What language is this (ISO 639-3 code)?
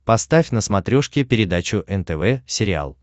rus